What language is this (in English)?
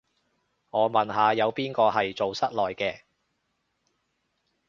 Cantonese